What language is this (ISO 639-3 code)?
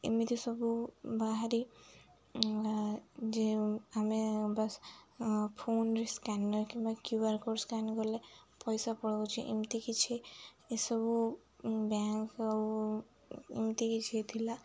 ori